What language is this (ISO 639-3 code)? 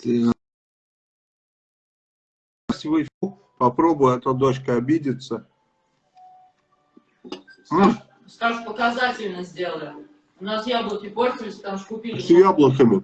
rus